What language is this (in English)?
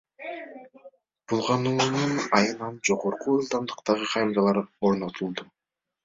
Kyrgyz